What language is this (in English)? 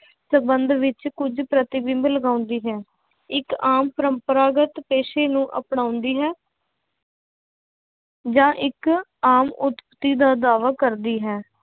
Punjabi